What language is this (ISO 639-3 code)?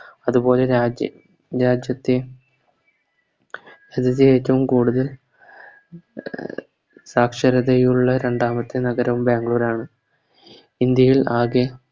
mal